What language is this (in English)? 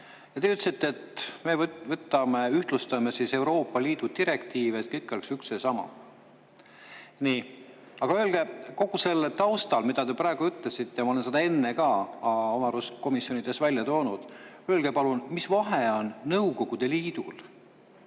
Estonian